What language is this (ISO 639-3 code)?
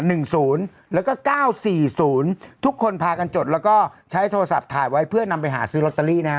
tha